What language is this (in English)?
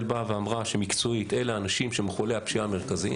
Hebrew